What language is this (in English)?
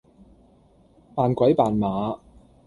Cantonese